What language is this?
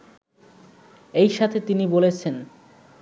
Bangla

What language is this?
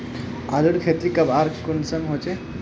Magahi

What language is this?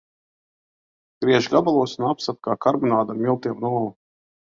Latvian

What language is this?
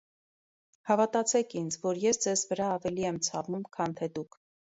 Armenian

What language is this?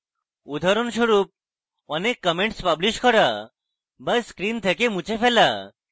Bangla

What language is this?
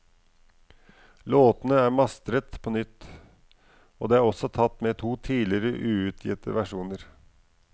Norwegian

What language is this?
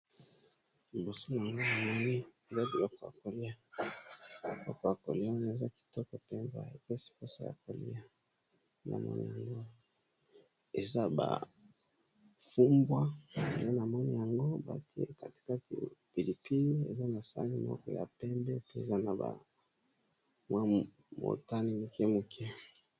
Lingala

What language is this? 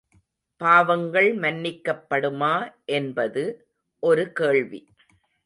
Tamil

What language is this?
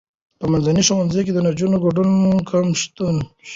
Pashto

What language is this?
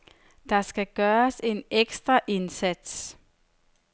Danish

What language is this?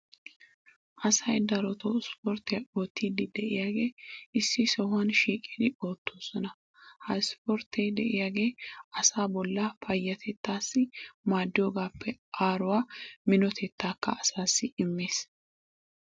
Wolaytta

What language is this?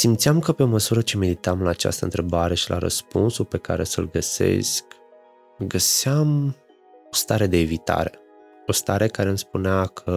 Romanian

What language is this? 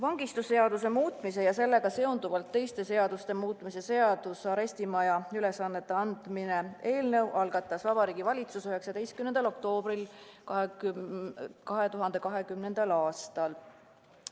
Estonian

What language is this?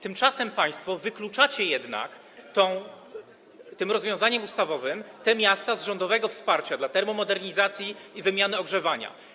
Polish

